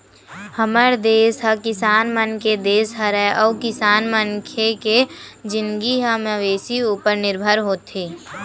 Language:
Chhattisgarhi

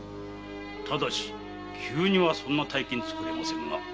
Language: Japanese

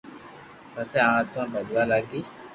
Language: Loarki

